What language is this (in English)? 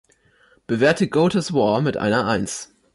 German